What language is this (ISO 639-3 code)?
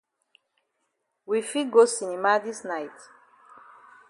wes